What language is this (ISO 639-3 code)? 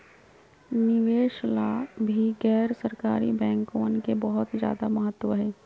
mag